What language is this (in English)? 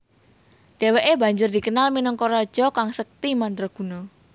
Javanese